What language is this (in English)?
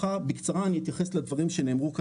Hebrew